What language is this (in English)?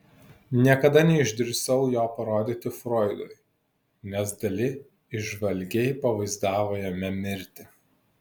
Lithuanian